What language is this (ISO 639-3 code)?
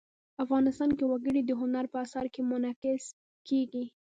pus